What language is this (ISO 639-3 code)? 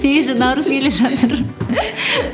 kaz